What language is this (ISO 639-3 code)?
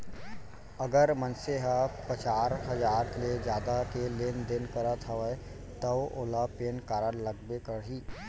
hne